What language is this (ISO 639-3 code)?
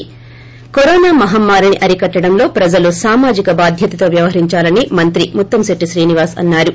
tel